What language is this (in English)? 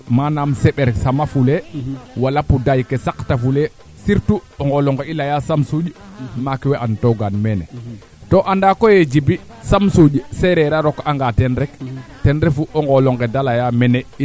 Serer